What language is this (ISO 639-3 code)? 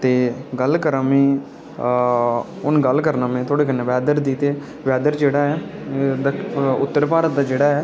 doi